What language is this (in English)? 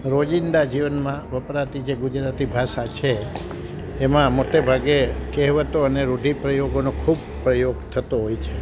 Gujarati